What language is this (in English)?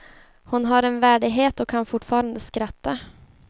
Swedish